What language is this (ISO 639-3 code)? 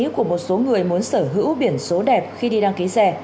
vie